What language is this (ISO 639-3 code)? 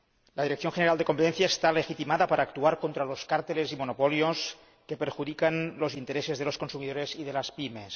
spa